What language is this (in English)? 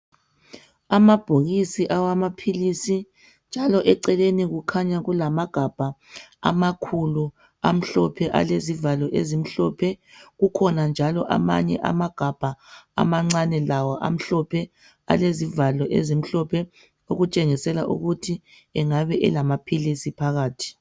North Ndebele